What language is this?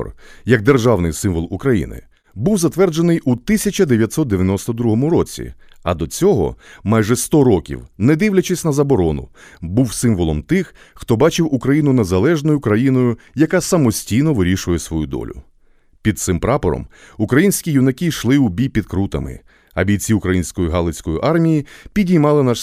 Ukrainian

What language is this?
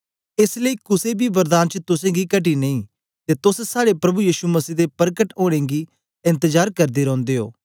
Dogri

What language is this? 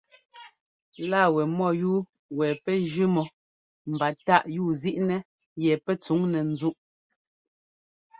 Ngomba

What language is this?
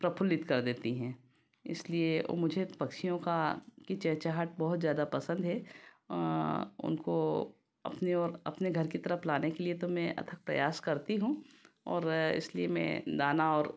Hindi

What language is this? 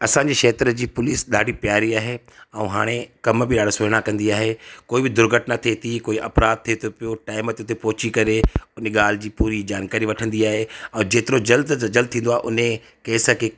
Sindhi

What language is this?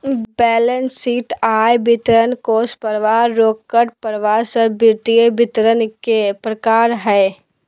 Magahi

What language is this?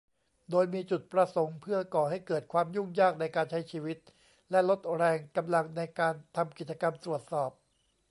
Thai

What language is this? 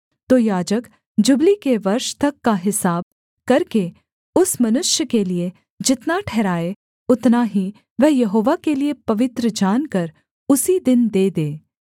Hindi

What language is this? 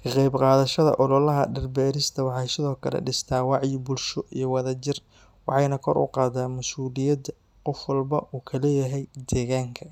Somali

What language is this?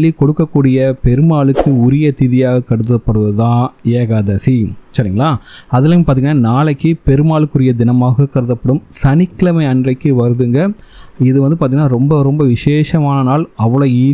Tamil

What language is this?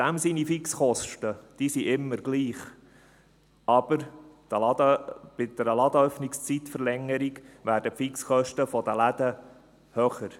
Swiss German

